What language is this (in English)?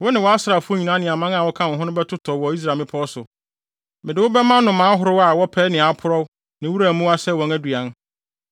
Akan